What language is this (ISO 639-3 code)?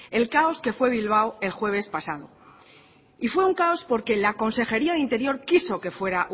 spa